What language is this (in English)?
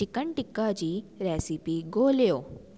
Sindhi